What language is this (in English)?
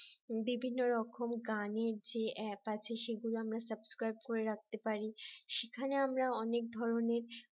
Bangla